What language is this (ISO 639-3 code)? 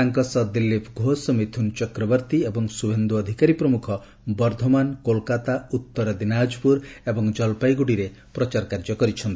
ori